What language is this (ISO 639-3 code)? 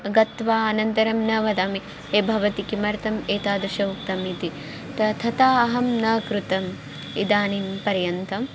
san